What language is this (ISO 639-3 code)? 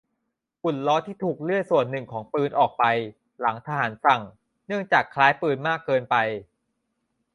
tha